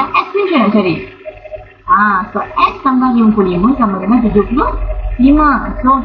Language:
Malay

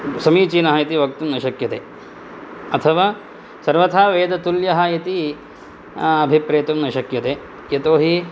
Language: Sanskrit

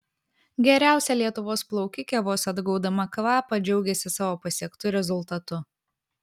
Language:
Lithuanian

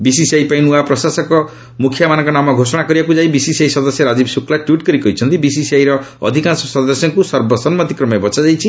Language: Odia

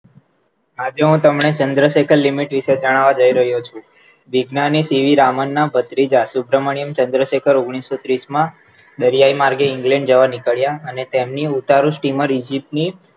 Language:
Gujarati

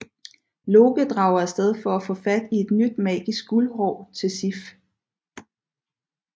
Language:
Danish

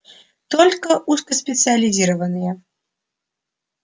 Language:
Russian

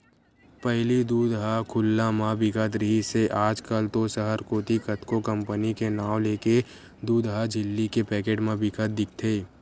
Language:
Chhattisgarhi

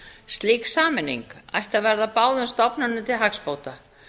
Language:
Icelandic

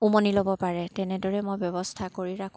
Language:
Assamese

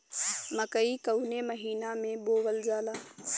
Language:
Bhojpuri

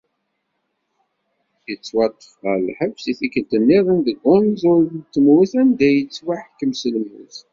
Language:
Kabyle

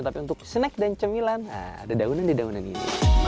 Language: Indonesian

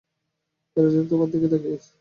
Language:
Bangla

